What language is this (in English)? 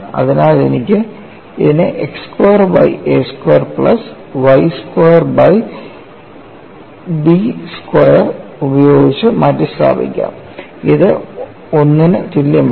Malayalam